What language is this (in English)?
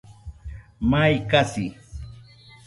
Nüpode Huitoto